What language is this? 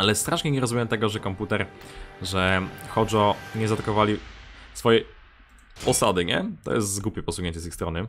Polish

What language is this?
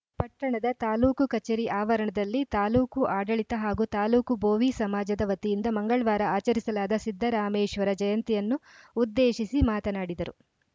Kannada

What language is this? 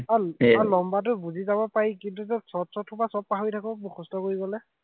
Assamese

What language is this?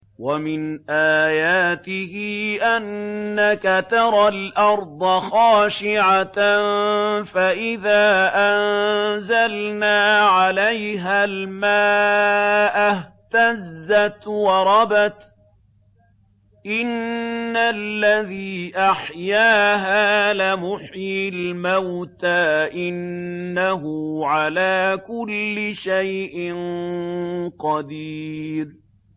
Arabic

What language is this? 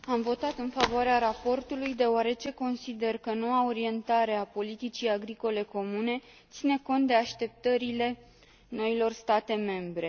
Romanian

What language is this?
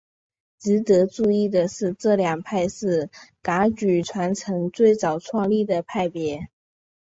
Chinese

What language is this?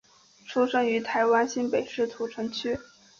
Chinese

